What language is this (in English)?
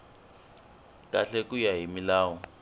Tsonga